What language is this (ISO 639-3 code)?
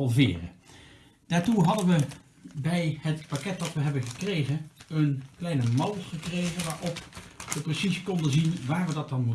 nld